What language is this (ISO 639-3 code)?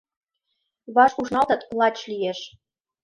chm